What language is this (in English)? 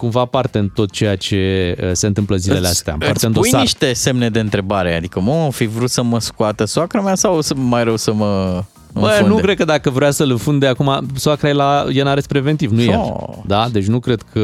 Romanian